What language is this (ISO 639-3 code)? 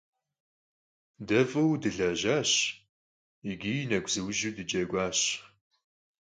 kbd